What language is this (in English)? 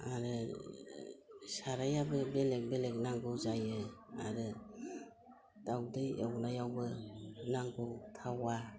Bodo